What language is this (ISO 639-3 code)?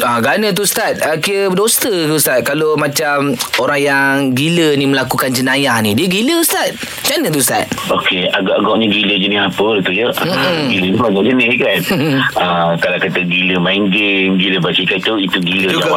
msa